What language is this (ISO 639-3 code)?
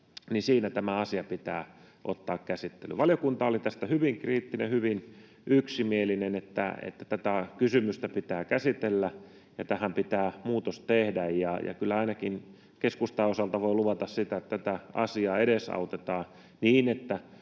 fin